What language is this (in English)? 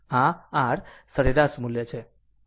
Gujarati